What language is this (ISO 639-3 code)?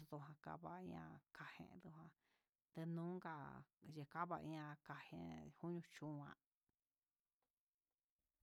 mxs